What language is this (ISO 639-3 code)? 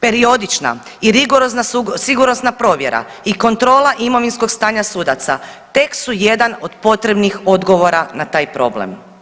hrv